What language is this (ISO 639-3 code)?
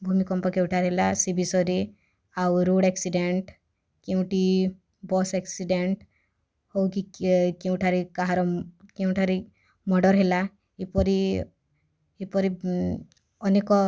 ori